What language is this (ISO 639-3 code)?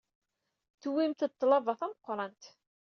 kab